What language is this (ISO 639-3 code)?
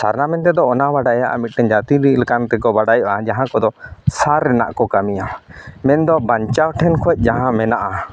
sat